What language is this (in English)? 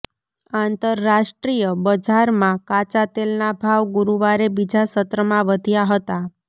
Gujarati